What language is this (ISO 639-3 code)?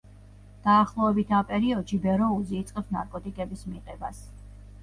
kat